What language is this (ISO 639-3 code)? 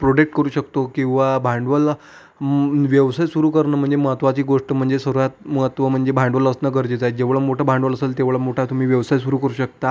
mar